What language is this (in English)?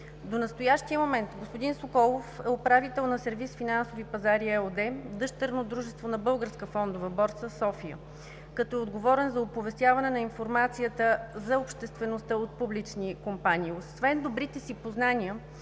Bulgarian